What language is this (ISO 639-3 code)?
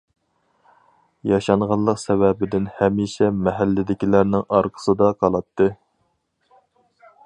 uig